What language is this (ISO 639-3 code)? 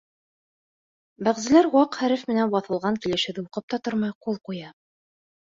bak